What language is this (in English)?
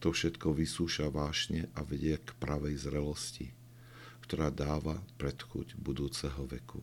Slovak